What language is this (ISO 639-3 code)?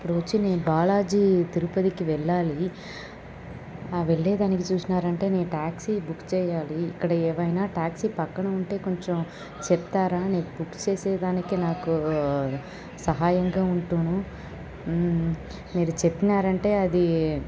tel